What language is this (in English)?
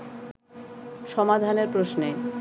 Bangla